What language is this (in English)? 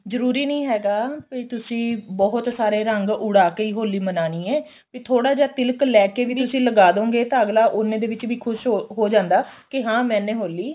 Punjabi